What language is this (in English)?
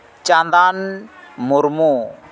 Santali